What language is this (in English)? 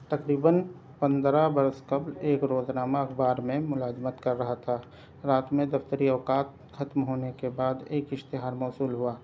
Urdu